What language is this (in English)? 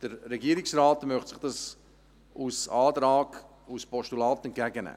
Swiss German